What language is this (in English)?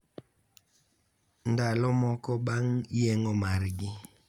Luo (Kenya and Tanzania)